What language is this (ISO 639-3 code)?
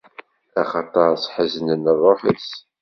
kab